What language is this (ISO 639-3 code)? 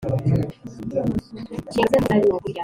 kin